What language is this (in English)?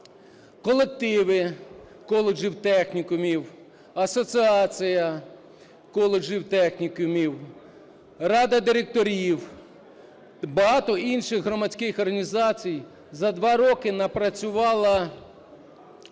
Ukrainian